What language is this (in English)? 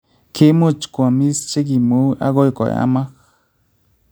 Kalenjin